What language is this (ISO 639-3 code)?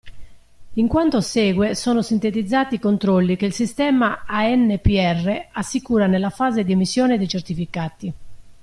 ita